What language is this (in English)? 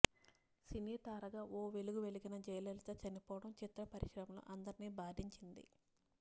Telugu